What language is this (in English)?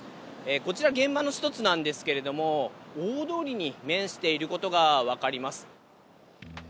Japanese